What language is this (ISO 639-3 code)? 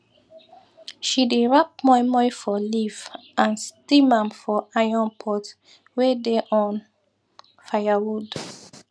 pcm